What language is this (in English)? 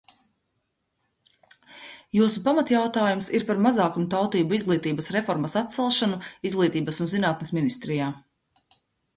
Latvian